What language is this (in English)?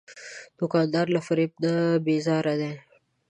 Pashto